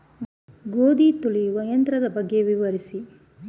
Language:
Kannada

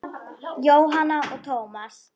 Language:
Icelandic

